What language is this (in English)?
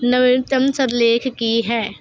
Punjabi